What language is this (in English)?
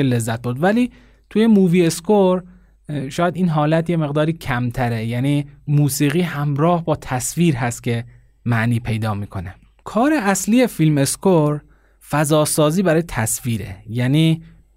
Persian